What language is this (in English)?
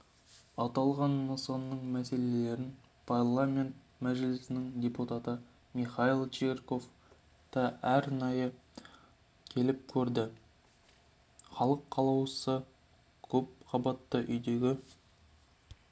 Kazakh